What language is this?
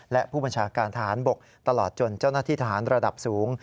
Thai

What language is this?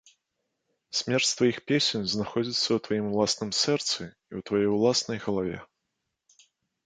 Belarusian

